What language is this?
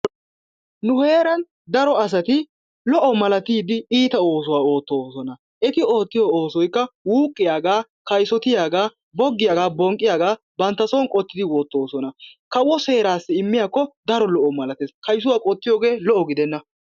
Wolaytta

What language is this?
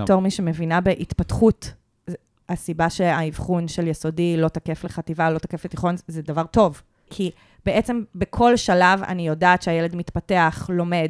Hebrew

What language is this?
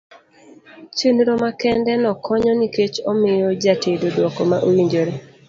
Luo (Kenya and Tanzania)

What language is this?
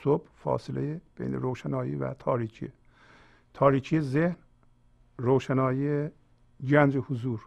Persian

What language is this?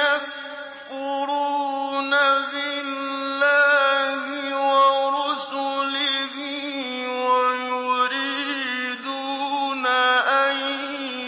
Arabic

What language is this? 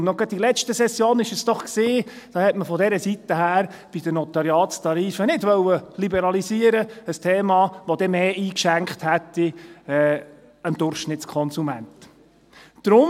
Swiss German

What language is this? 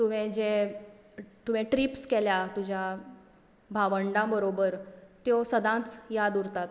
Konkani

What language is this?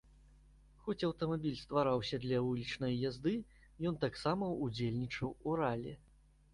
Belarusian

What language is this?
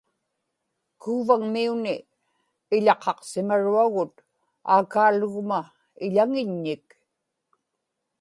Inupiaq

